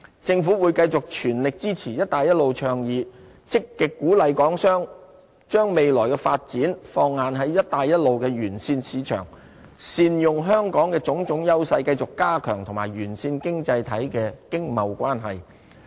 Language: Cantonese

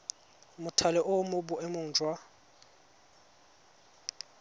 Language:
Tswana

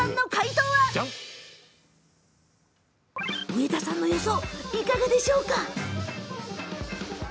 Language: Japanese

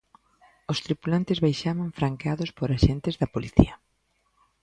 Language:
Galician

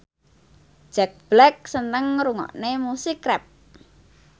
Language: Javanese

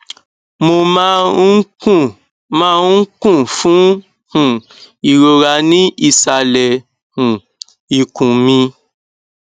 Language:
Yoruba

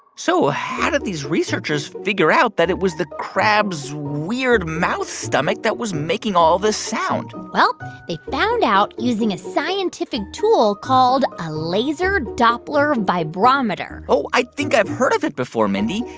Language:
English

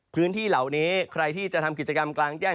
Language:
Thai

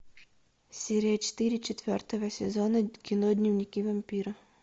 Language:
Russian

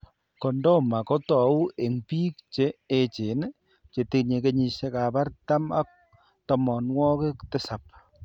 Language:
Kalenjin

